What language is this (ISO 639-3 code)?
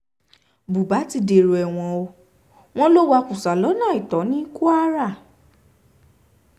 yor